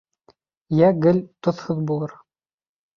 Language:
Bashkir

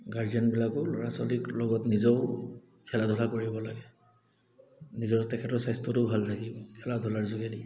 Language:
Assamese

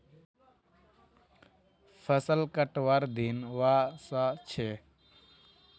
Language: Magahi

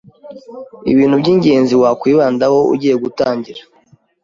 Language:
Kinyarwanda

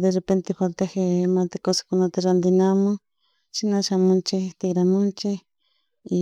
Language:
Chimborazo Highland Quichua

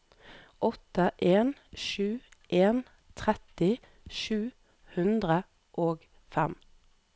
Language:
Norwegian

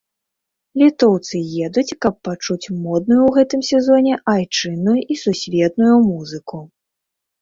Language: Belarusian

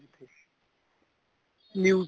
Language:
Punjabi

